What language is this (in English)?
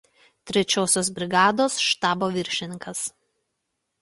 Lithuanian